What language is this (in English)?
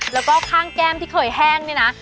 Thai